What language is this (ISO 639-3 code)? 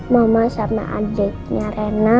ind